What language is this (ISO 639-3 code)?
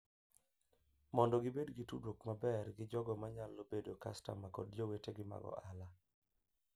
luo